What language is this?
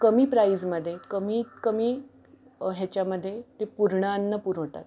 Marathi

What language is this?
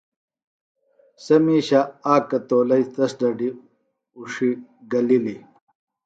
Phalura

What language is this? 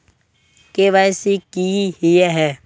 Magahi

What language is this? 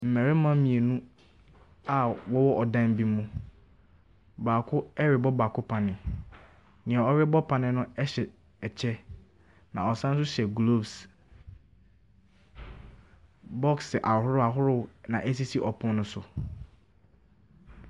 Akan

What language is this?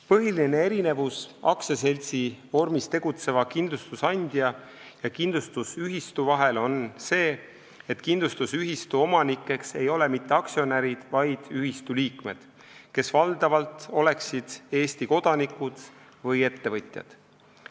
Estonian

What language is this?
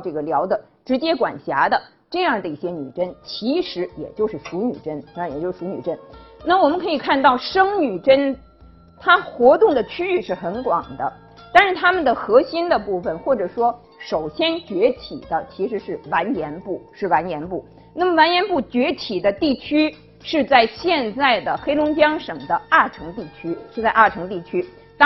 Chinese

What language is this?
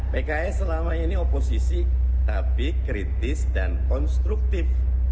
Indonesian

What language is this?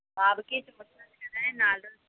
Telugu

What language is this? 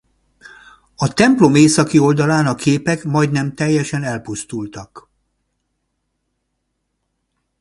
Hungarian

